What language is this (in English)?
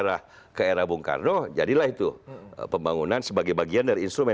Indonesian